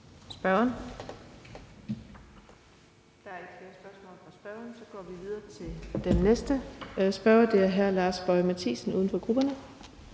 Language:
Danish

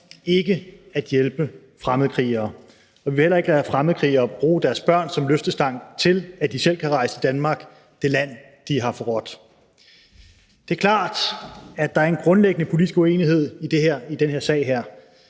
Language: Danish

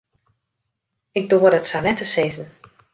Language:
Western Frisian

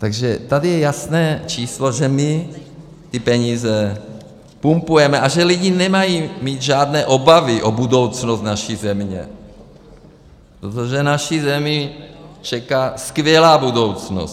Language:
Czech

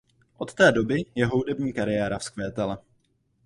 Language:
Czech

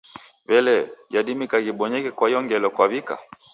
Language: Taita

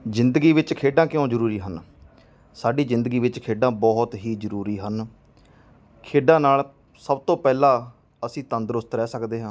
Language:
Punjabi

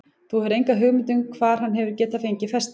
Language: Icelandic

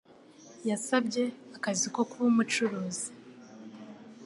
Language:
Kinyarwanda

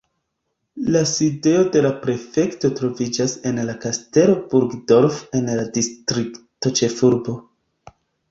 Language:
Esperanto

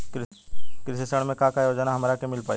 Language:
Bhojpuri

